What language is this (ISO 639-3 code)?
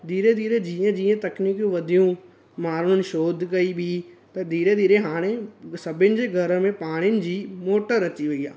snd